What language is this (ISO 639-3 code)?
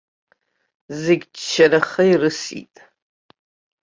abk